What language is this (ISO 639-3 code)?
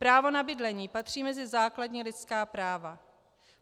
ces